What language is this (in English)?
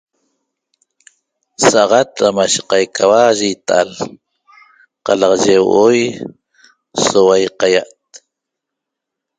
Toba